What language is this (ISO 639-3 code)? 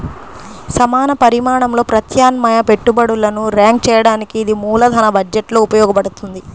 tel